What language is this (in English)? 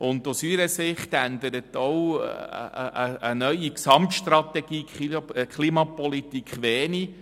Swiss German